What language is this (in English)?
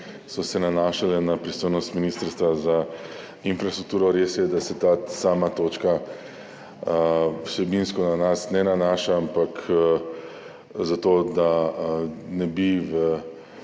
Slovenian